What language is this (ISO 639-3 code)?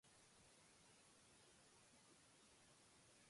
urd